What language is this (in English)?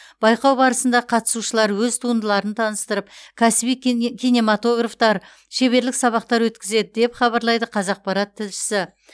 Kazakh